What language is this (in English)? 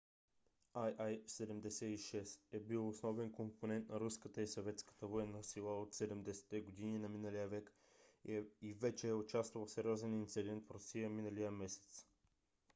Bulgarian